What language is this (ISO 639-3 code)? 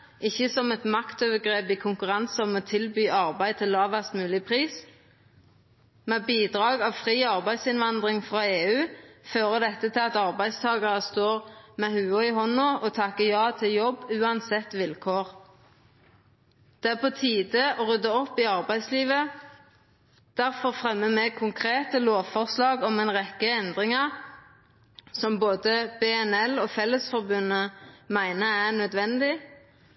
nno